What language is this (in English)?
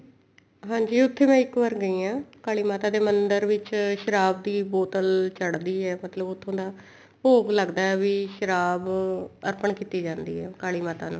Punjabi